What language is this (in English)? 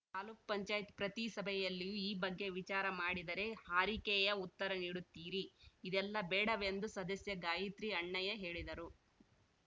Kannada